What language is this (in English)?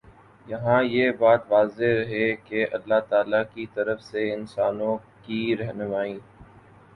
Urdu